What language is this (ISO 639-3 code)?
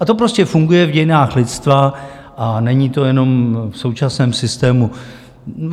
ces